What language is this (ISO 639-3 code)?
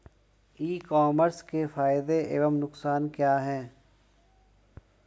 hin